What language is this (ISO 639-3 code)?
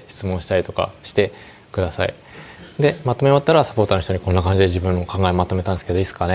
jpn